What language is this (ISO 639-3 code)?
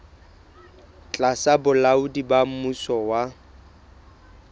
sot